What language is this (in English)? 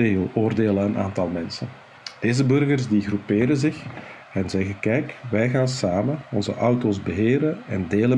Dutch